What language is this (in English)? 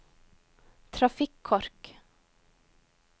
Norwegian